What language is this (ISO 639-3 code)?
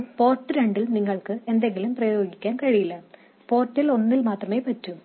mal